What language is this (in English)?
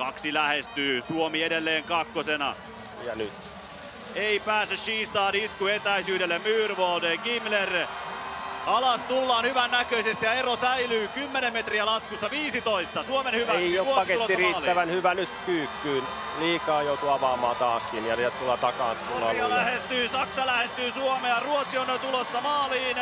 Finnish